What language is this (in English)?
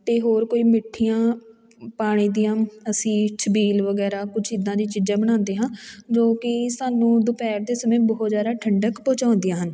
Punjabi